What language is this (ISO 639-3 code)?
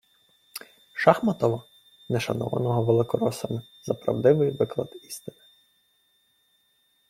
ukr